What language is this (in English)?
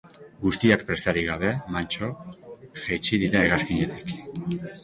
Basque